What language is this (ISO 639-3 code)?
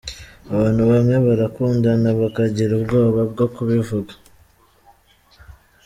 kin